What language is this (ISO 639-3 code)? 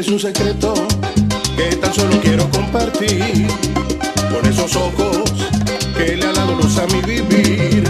spa